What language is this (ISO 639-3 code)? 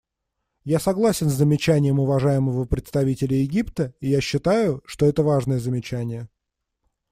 rus